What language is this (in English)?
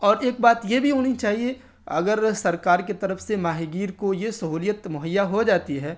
Urdu